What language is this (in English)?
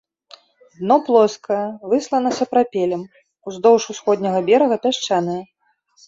Belarusian